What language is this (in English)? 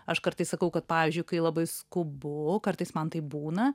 Lithuanian